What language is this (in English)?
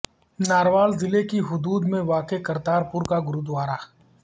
Urdu